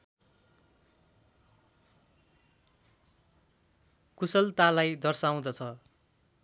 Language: Nepali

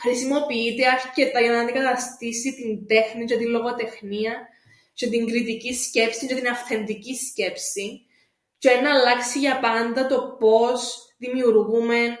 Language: Greek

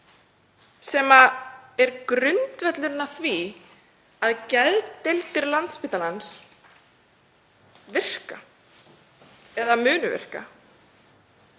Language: Icelandic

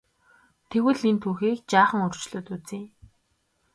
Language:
Mongolian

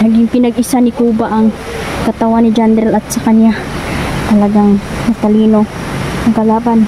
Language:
Filipino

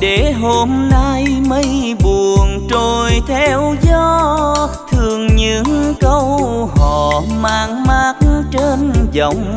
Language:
Vietnamese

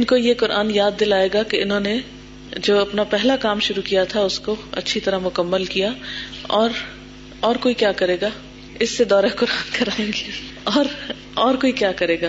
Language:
Urdu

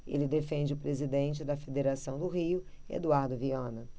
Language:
Portuguese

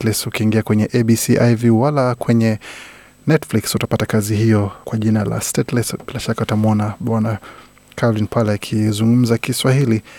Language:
Swahili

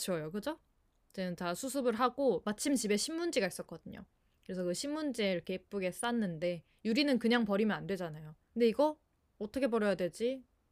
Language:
Korean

